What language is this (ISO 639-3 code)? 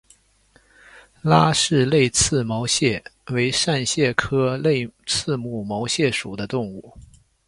zho